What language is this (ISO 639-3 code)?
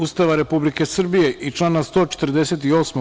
srp